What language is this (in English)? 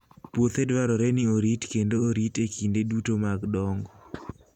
Luo (Kenya and Tanzania)